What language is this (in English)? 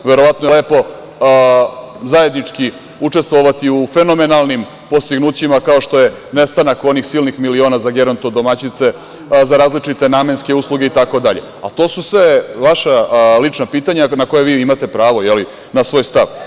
Serbian